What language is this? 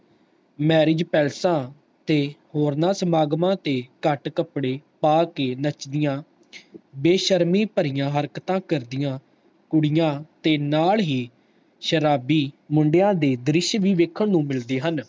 Punjabi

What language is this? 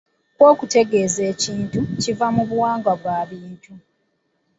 Ganda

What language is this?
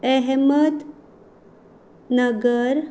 Konkani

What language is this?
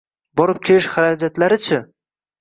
Uzbek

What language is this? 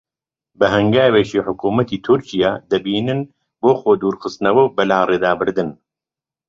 Central Kurdish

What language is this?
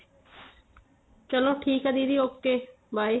Punjabi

